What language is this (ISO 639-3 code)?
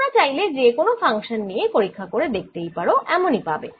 ben